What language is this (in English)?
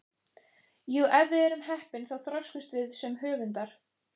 Icelandic